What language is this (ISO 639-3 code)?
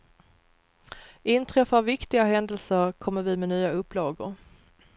swe